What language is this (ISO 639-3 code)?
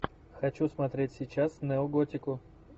rus